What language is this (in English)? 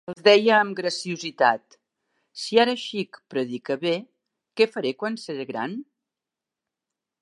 Catalan